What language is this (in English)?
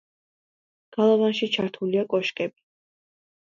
Georgian